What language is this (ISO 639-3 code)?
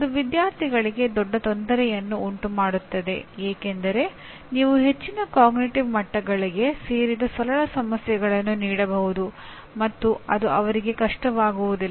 kan